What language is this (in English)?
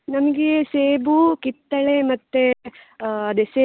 Kannada